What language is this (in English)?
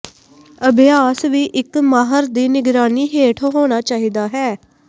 Punjabi